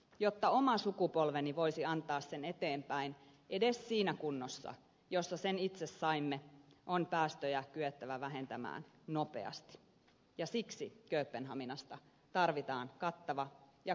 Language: Finnish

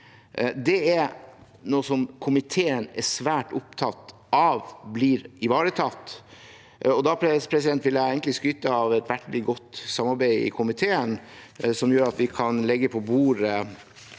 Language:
Norwegian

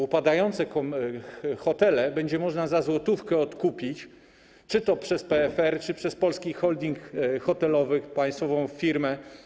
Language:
Polish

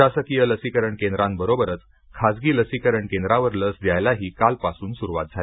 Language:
Marathi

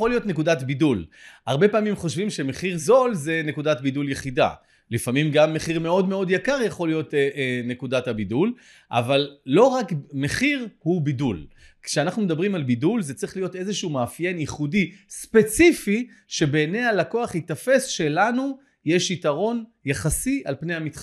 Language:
Hebrew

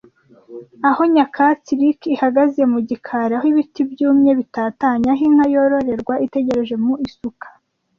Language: Kinyarwanda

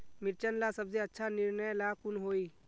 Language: Magahi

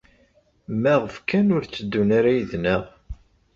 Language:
Kabyle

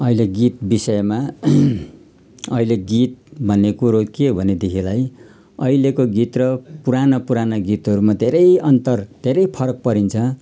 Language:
Nepali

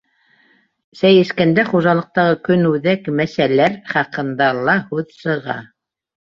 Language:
Bashkir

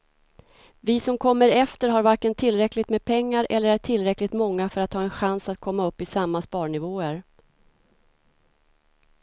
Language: Swedish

